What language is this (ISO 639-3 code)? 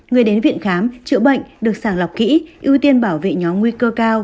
vie